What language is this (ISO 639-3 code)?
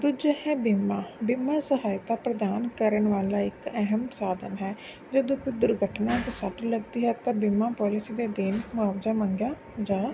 pan